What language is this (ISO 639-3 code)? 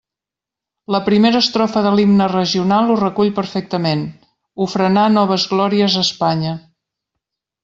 cat